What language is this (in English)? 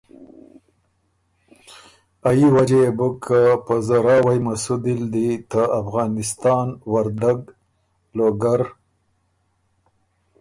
Ormuri